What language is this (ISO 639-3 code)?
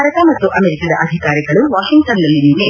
kan